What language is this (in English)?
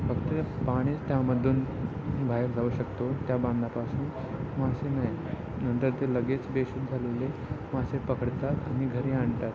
Marathi